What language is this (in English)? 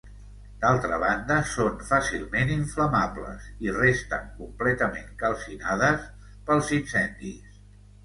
Catalan